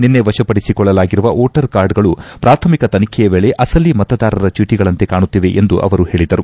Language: Kannada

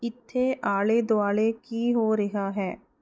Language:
Punjabi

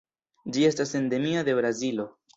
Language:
Esperanto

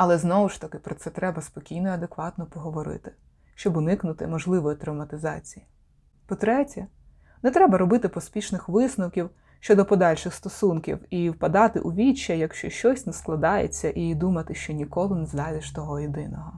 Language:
Ukrainian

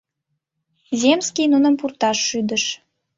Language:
Mari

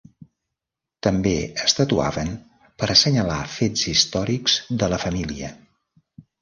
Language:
Catalan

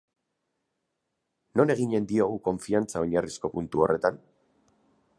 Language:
Basque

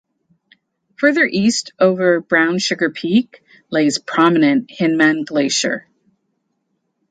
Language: English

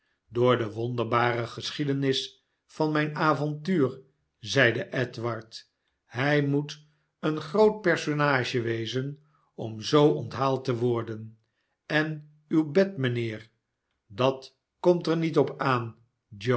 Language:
Dutch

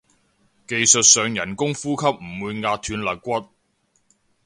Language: Cantonese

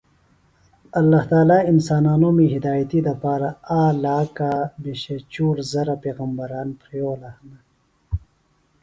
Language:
Phalura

